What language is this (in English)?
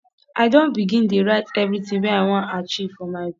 Nigerian Pidgin